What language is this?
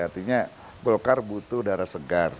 Indonesian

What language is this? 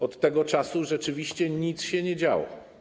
Polish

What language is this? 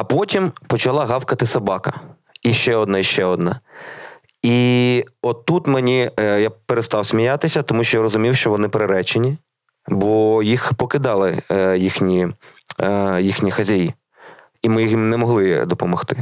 Ukrainian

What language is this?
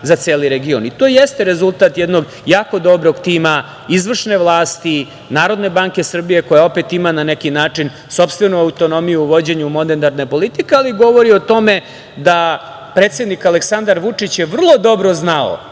Serbian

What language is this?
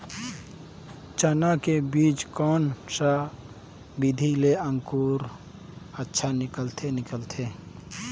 Chhattisgarhi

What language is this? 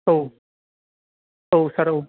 Bodo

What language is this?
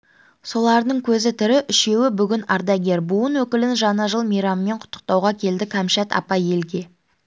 Kazakh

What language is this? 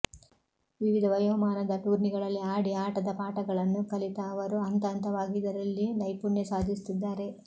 Kannada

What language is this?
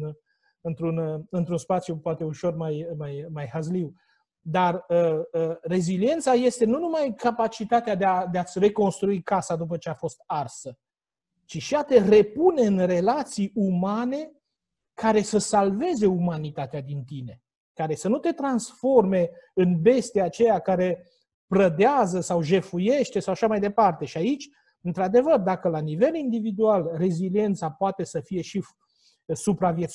Romanian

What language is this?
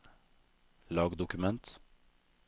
Norwegian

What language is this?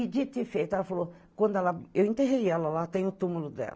Portuguese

